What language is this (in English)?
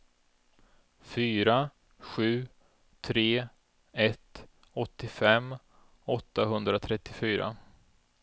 Swedish